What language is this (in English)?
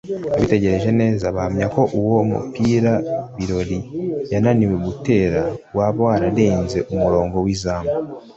Kinyarwanda